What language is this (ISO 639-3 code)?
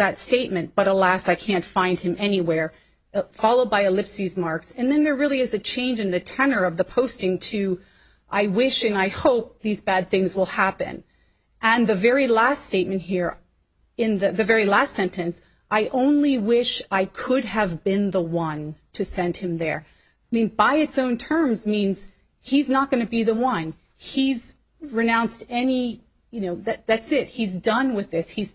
eng